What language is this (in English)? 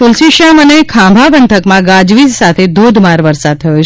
Gujarati